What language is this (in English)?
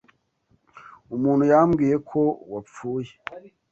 Kinyarwanda